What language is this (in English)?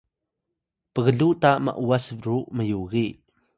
Atayal